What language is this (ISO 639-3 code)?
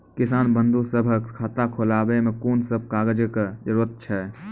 mai